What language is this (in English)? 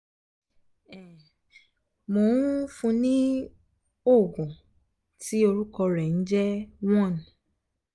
Yoruba